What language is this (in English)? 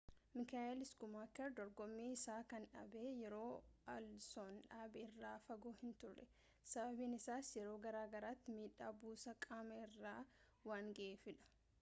Oromo